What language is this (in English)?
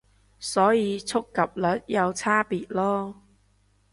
Cantonese